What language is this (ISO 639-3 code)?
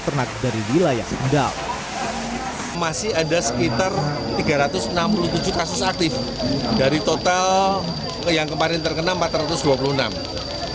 ind